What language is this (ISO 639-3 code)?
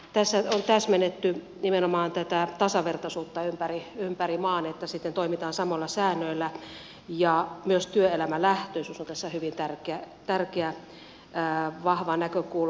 fin